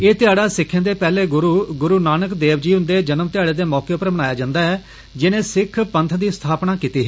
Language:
Dogri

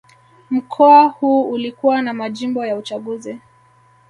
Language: Swahili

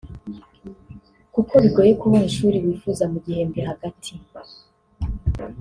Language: Kinyarwanda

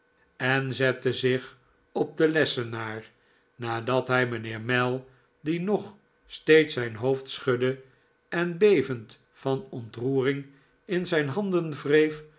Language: Dutch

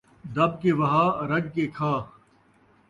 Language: Saraiki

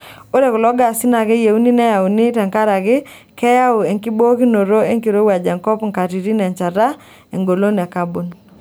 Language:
Masai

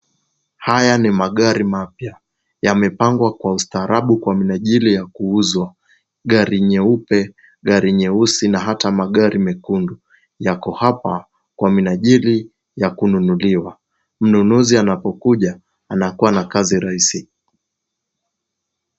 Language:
Swahili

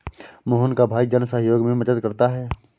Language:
Hindi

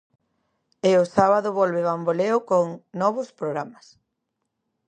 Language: Galician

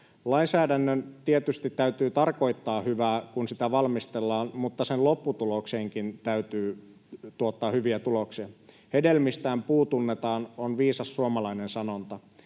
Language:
Finnish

